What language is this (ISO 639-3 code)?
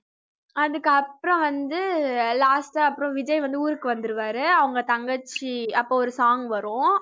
tam